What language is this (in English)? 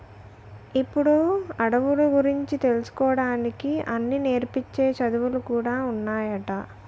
Telugu